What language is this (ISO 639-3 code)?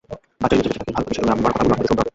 ben